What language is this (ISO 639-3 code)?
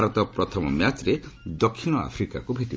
ori